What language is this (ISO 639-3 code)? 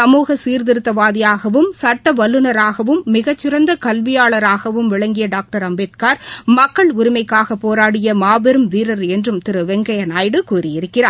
tam